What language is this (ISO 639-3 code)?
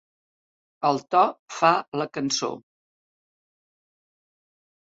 cat